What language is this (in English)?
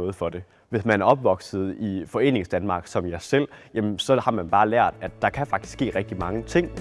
Danish